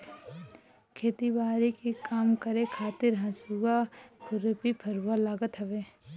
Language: Bhojpuri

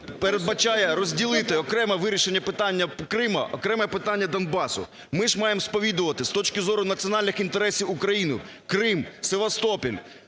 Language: Ukrainian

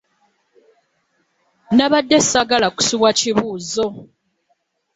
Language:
Ganda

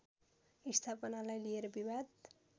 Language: Nepali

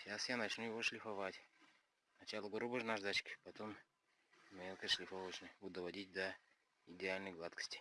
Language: Russian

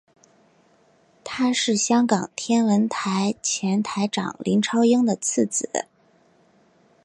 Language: Chinese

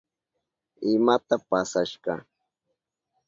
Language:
Southern Pastaza Quechua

